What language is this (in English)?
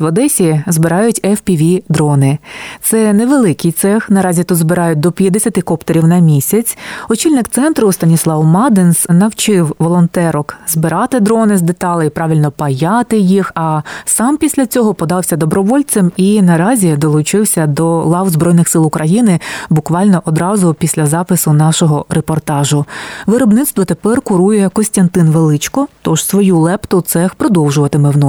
Ukrainian